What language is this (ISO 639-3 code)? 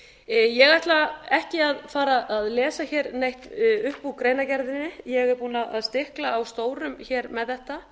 isl